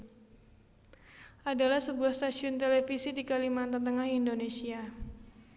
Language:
Javanese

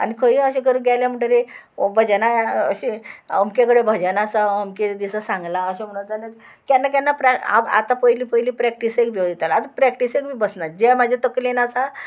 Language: Konkani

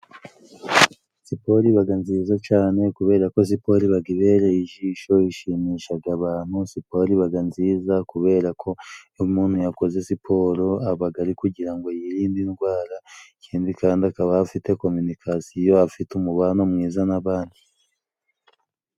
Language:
Kinyarwanda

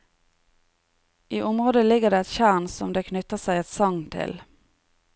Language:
Norwegian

